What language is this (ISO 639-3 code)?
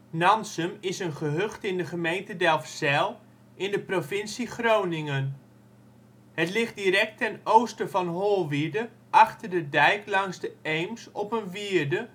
nld